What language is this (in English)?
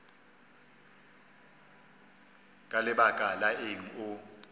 Northern Sotho